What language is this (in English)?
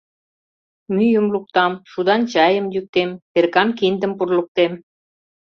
Mari